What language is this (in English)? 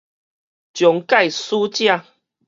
Min Nan Chinese